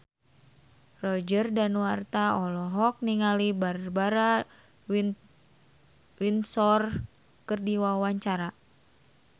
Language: Sundanese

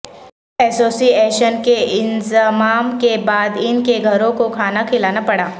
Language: Urdu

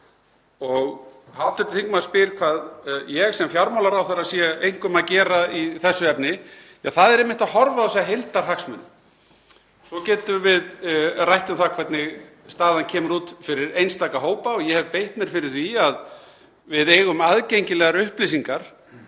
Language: Icelandic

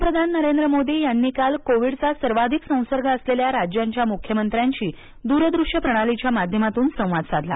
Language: Marathi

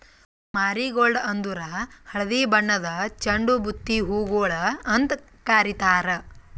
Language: Kannada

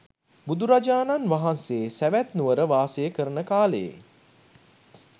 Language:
Sinhala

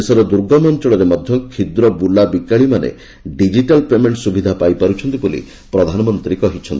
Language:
Odia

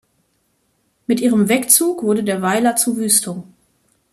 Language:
German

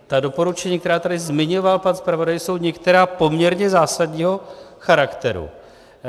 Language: Czech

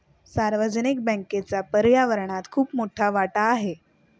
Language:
Marathi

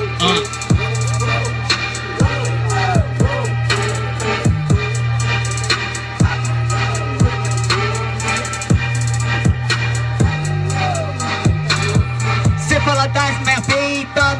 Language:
Portuguese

